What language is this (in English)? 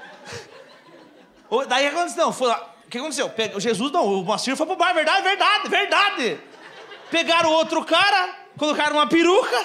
Portuguese